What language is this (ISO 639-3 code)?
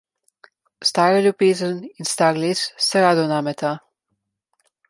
slv